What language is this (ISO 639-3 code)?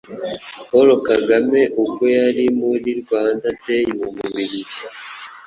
kin